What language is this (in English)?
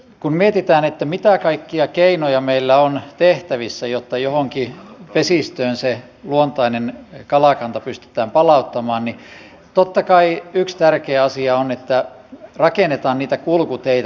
Finnish